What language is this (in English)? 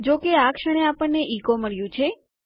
Gujarati